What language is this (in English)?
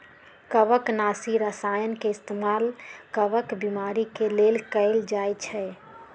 Magahi